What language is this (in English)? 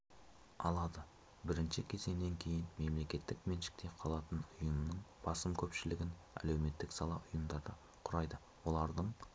Kazakh